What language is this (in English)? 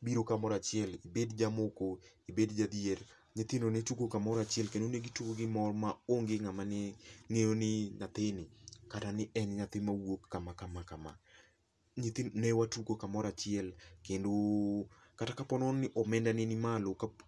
Luo (Kenya and Tanzania)